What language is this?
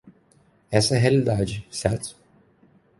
Portuguese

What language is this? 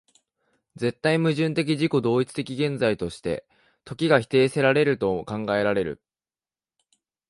Japanese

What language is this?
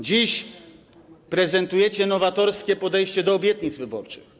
Polish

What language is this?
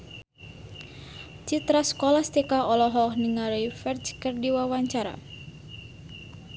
Sundanese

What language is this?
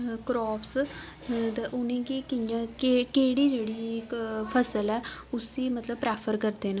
Dogri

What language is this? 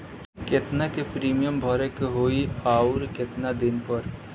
Bhojpuri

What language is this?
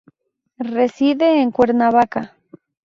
Spanish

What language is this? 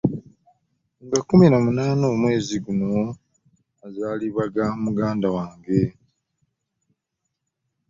Ganda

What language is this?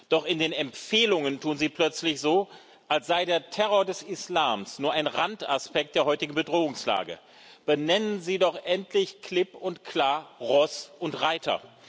German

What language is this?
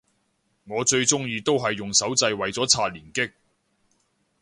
Cantonese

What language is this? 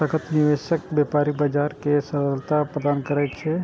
Maithili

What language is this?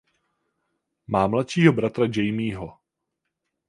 Czech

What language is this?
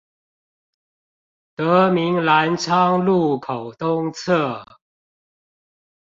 Chinese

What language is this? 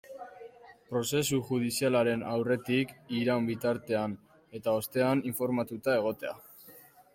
Basque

